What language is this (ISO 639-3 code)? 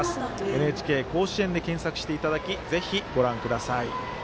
jpn